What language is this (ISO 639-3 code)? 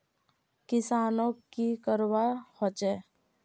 mag